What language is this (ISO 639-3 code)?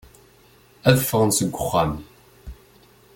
kab